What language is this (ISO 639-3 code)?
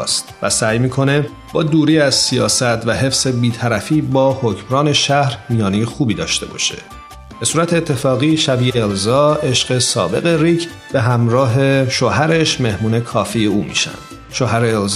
fas